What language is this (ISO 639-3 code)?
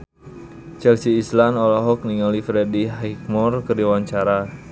sun